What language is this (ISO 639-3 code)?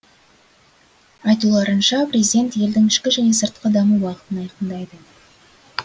kaz